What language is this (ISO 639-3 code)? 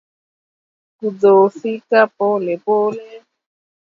swa